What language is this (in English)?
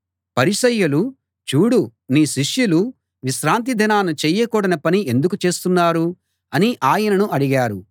Telugu